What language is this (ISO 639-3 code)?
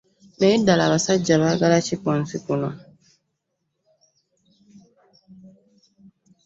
lug